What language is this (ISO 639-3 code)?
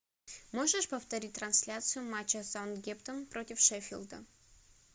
rus